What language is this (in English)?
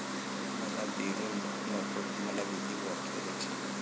Marathi